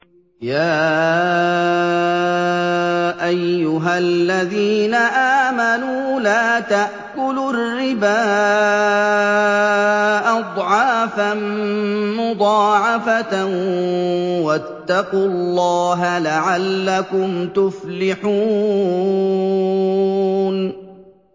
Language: Arabic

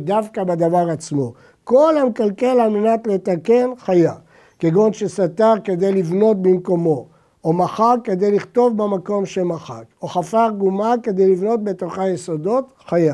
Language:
Hebrew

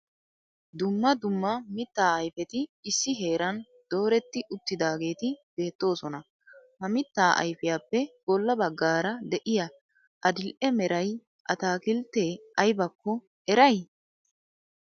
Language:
Wolaytta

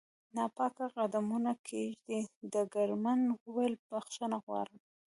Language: Pashto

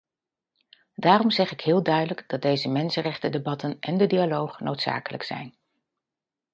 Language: Dutch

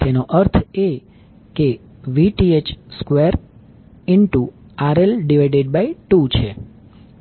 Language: Gujarati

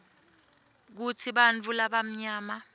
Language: Swati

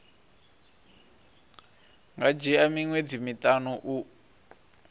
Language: Venda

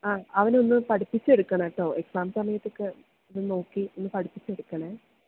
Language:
Malayalam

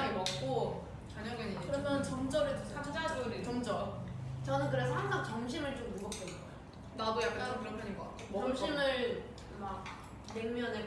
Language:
Korean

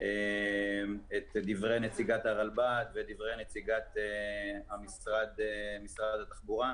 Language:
Hebrew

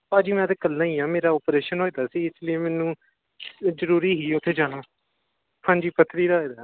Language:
Punjabi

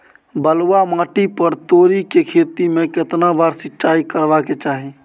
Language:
Maithili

